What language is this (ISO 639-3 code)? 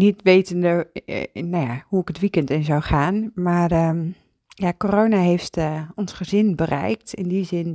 nld